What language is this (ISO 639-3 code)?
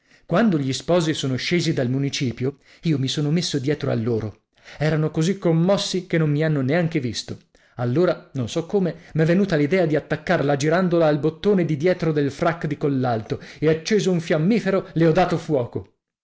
ita